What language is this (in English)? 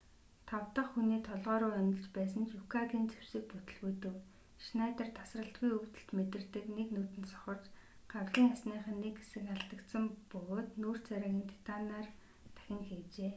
Mongolian